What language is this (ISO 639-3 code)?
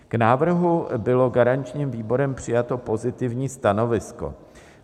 ces